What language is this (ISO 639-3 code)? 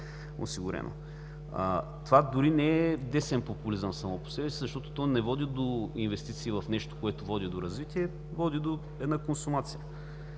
bul